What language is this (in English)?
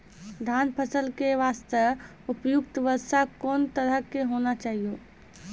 Maithili